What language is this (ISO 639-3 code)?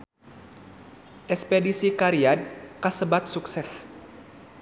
sun